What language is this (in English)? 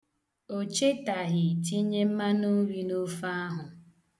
Igbo